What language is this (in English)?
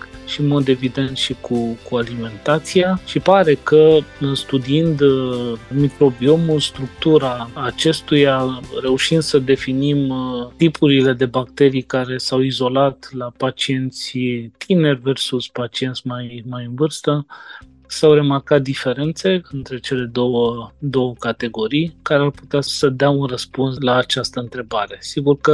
Romanian